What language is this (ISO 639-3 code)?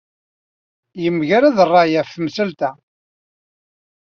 kab